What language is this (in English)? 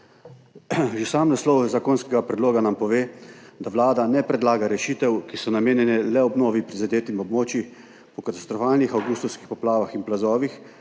Slovenian